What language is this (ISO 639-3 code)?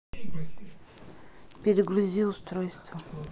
rus